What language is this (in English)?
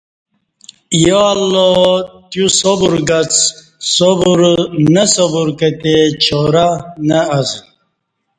Kati